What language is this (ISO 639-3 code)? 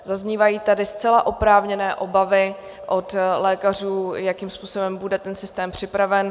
ces